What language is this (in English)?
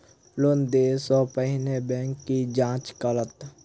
Maithili